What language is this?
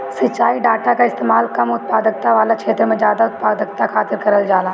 Bhojpuri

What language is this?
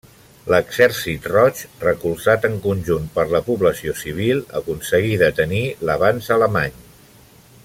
Catalan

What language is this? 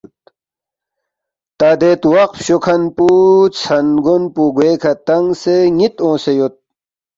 Balti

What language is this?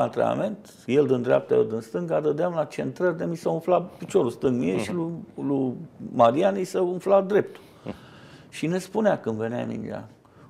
Romanian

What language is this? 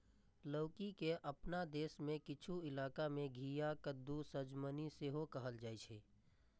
Maithili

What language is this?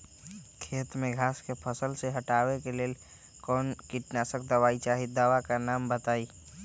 Magahi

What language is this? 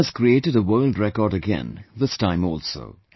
English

